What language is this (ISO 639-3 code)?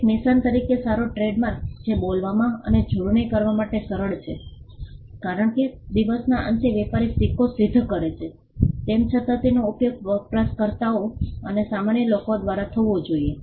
guj